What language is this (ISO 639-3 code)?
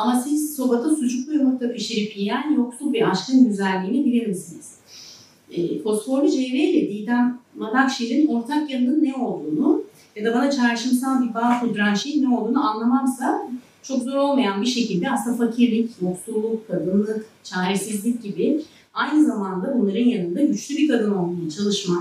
tur